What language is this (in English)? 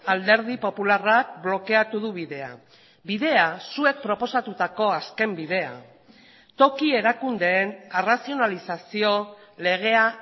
Basque